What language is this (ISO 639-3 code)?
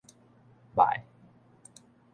nan